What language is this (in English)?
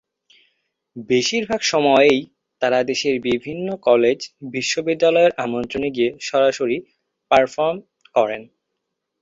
Bangla